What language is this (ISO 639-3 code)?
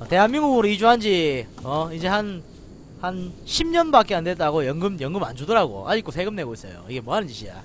kor